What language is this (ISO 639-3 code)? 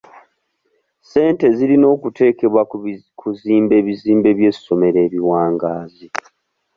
lug